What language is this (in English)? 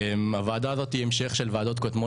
Hebrew